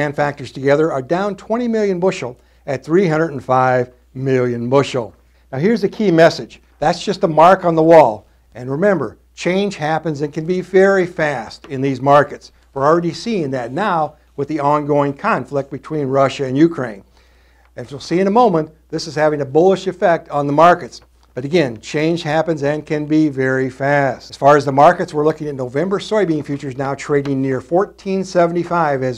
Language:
English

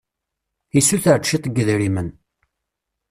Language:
Kabyle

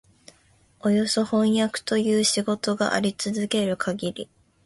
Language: Japanese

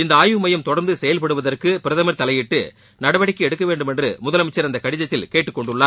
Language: Tamil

